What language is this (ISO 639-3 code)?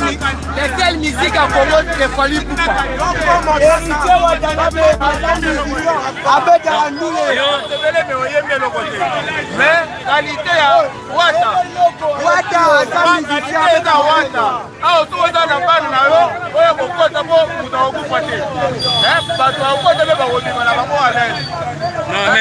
fra